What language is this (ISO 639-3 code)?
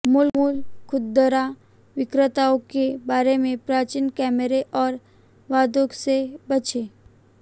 hin